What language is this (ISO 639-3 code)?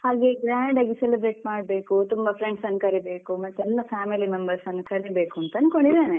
kan